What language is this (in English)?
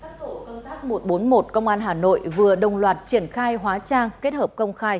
Vietnamese